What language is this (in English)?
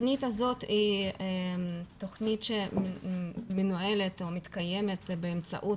Hebrew